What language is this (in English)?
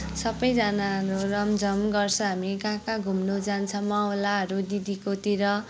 Nepali